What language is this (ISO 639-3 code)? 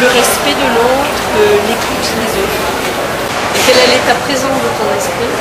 fra